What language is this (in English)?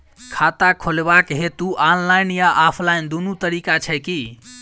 Maithili